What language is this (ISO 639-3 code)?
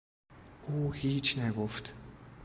fas